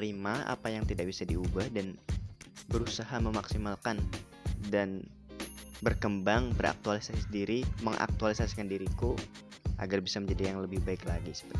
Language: Indonesian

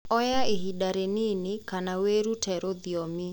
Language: Kikuyu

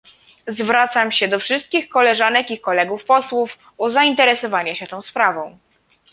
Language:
Polish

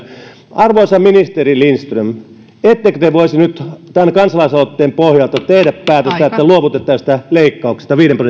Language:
Finnish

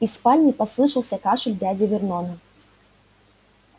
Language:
Russian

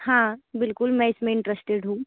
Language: Hindi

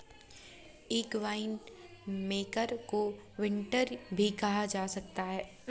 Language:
Hindi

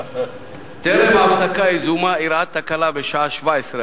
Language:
Hebrew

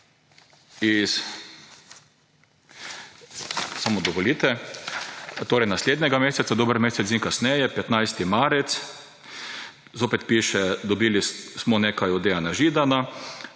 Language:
Slovenian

